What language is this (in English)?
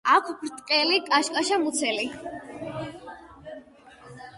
Georgian